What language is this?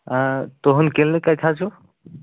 Kashmiri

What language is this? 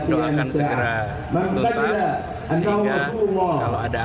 Indonesian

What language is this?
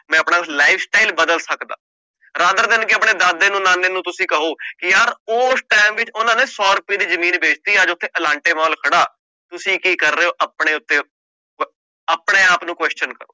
Punjabi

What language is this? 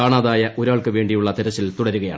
Malayalam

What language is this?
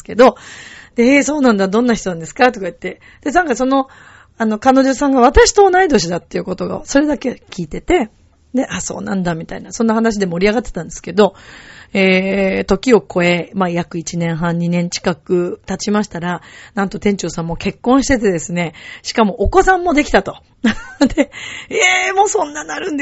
Japanese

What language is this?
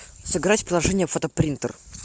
Russian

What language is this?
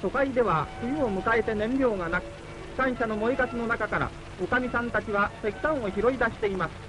Japanese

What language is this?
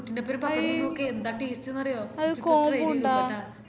Malayalam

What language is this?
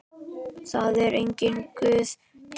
Icelandic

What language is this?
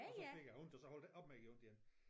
Danish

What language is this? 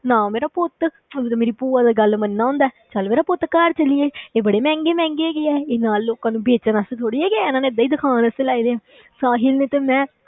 Punjabi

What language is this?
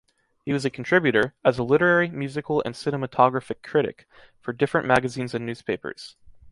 English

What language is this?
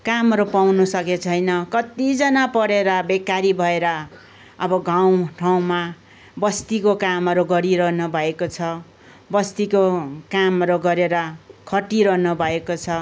Nepali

